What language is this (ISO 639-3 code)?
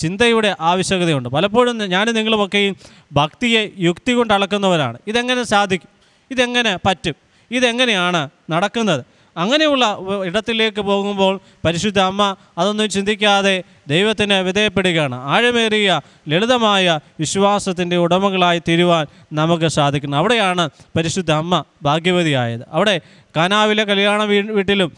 mal